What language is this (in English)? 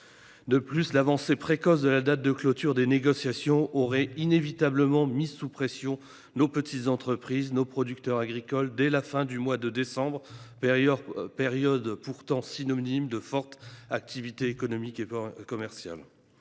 French